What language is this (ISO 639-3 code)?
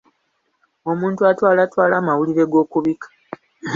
lug